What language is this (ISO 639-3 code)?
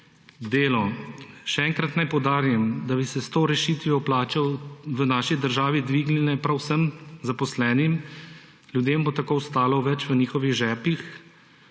slv